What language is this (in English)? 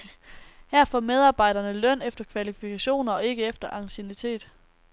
Danish